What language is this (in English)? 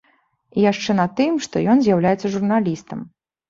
Belarusian